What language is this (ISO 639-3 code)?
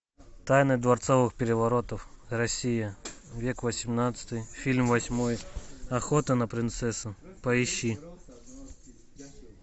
rus